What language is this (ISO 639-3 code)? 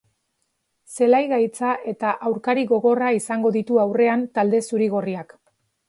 eus